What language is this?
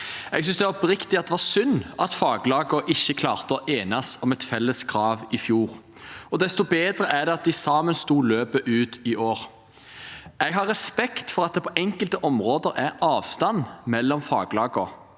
Norwegian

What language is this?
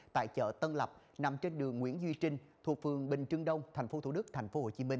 Vietnamese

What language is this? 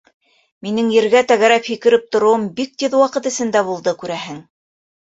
Bashkir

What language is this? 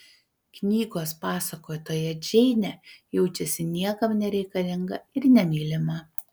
Lithuanian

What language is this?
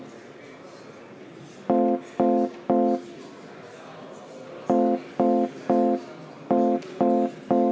Estonian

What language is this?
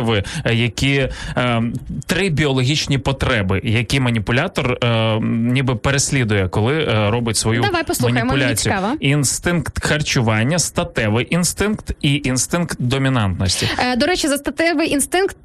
Ukrainian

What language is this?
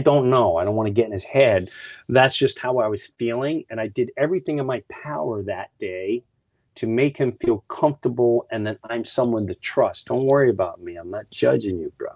English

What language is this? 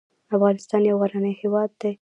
Pashto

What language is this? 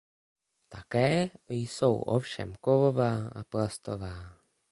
Czech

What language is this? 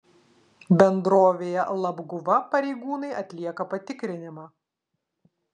Lithuanian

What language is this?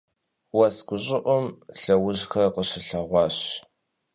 Kabardian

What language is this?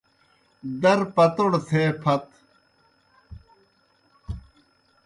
Kohistani Shina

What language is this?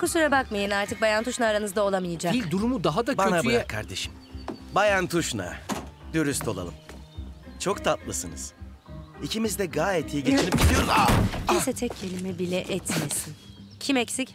Turkish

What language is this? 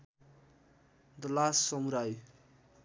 Nepali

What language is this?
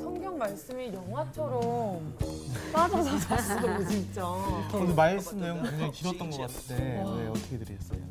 Korean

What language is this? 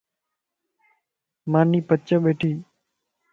Lasi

